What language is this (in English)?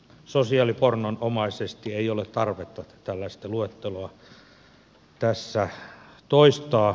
Finnish